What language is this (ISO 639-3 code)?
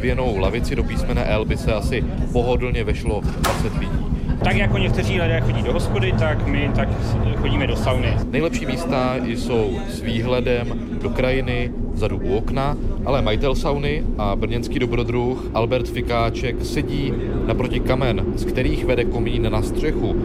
ces